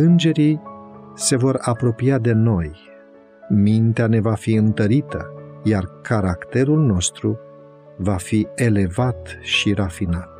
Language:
Romanian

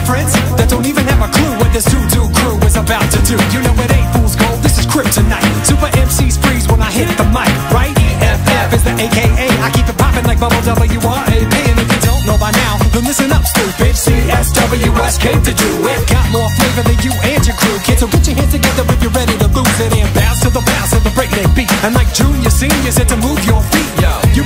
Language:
Dutch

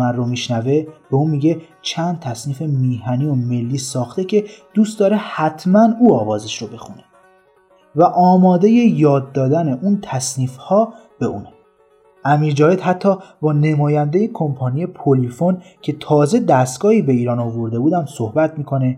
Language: Persian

